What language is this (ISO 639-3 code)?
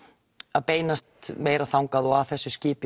isl